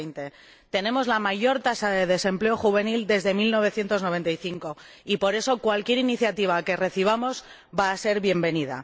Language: Spanish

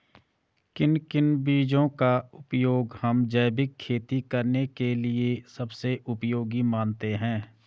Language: Hindi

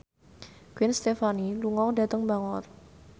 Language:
Javanese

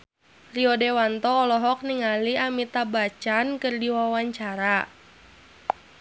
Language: Sundanese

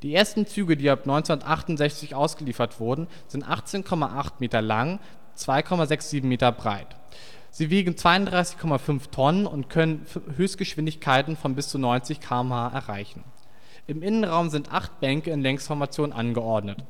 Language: German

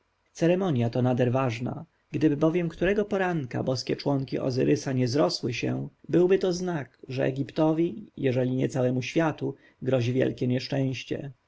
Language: Polish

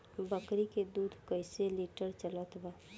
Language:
Bhojpuri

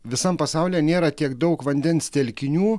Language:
Lithuanian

